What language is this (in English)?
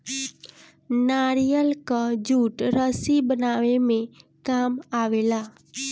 Bhojpuri